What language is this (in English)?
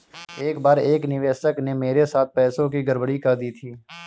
Hindi